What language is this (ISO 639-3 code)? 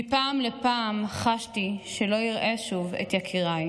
heb